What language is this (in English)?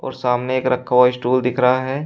Hindi